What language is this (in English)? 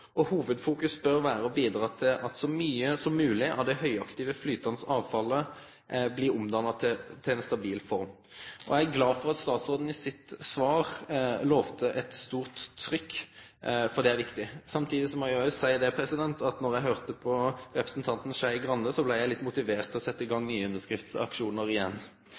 Norwegian Nynorsk